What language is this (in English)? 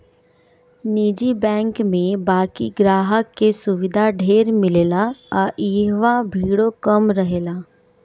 Bhojpuri